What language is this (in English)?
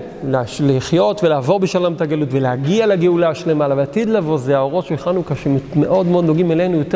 Hebrew